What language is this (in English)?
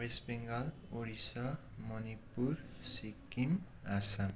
Nepali